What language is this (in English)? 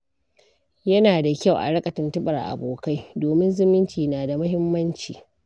Hausa